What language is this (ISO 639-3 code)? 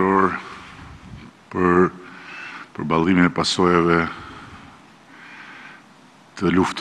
ron